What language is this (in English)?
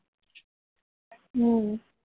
Gujarati